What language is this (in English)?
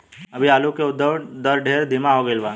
Bhojpuri